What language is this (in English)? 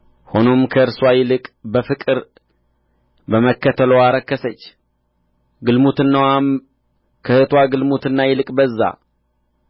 Amharic